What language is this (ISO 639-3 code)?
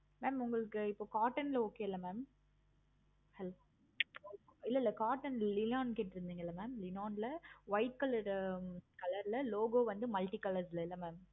tam